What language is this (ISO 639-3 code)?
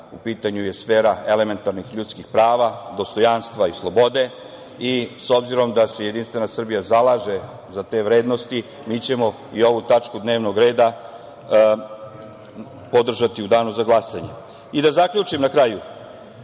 srp